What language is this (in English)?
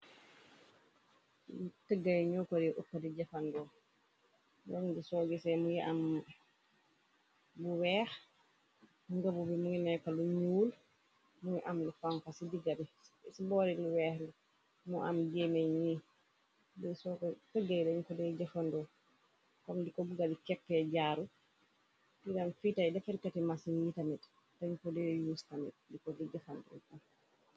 Wolof